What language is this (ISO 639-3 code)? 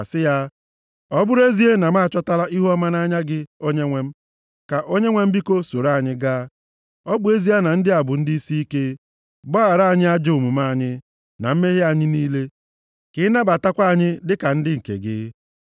ibo